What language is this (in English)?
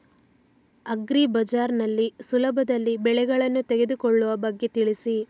Kannada